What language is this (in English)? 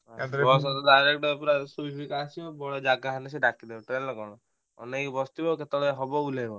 Odia